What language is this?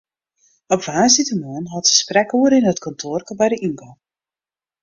Western Frisian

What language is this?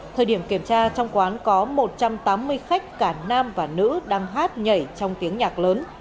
Vietnamese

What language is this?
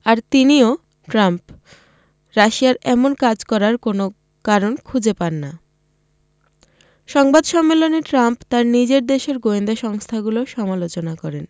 Bangla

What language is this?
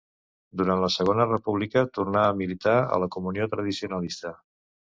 Catalan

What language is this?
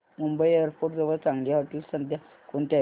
Marathi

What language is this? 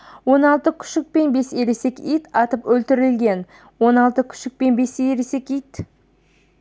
Kazakh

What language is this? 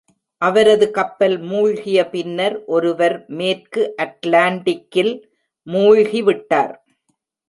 Tamil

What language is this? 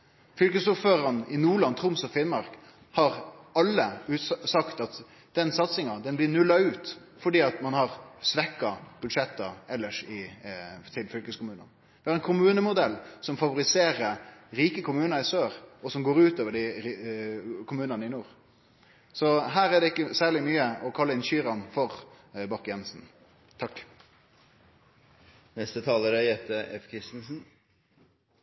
Norwegian Nynorsk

